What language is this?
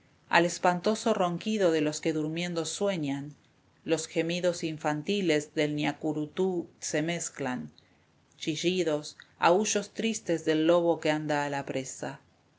Spanish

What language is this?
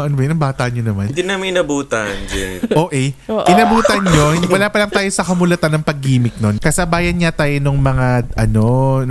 Filipino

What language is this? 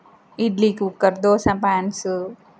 Telugu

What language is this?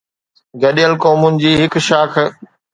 Sindhi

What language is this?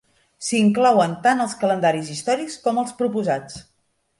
Catalan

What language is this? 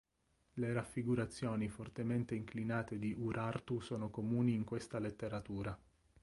Italian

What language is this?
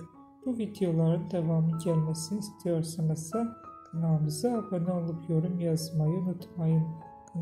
Turkish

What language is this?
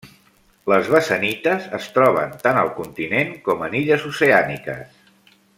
Catalan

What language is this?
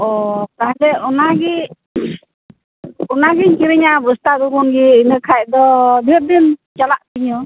Santali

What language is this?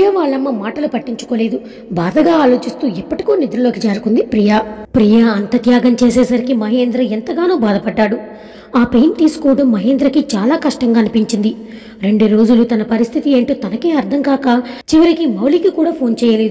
Telugu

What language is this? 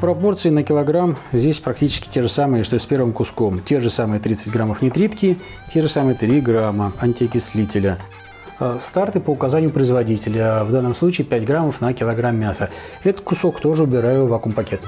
Russian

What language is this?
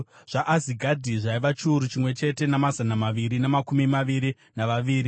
Shona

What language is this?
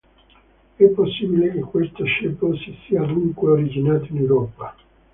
Italian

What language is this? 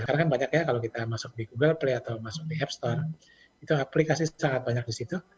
Indonesian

